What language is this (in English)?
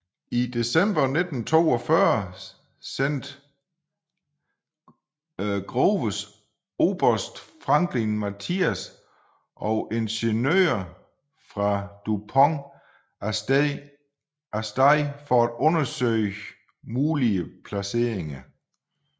Danish